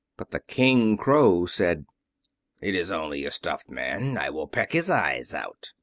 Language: English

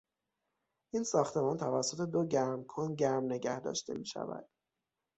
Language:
Persian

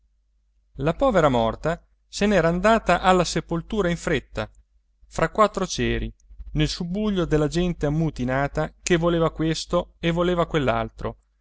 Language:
Italian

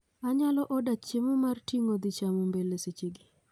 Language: Luo (Kenya and Tanzania)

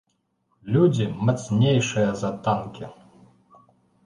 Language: Belarusian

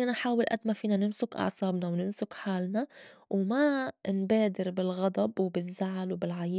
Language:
North Levantine Arabic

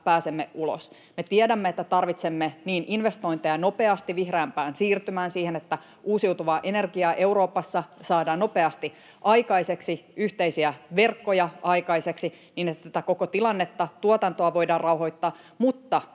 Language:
Finnish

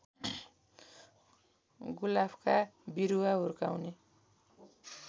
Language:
Nepali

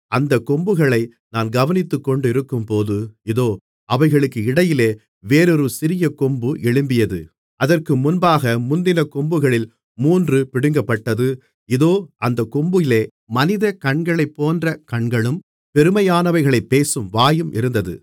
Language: Tamil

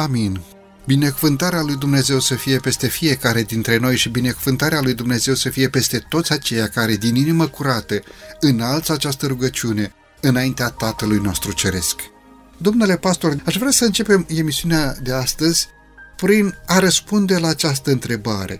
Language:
Romanian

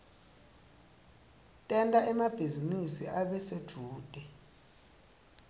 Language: Swati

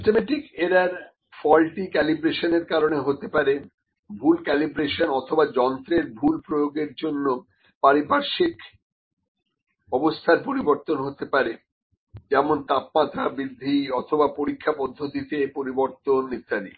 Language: Bangla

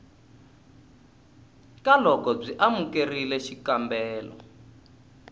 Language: Tsonga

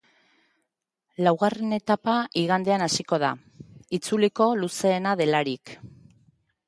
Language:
Basque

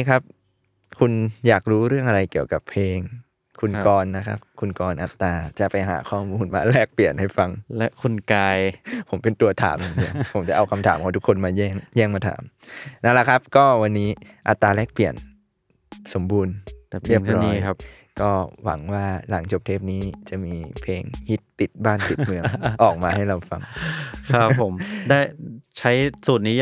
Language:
Thai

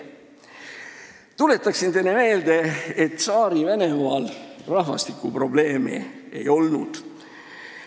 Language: Estonian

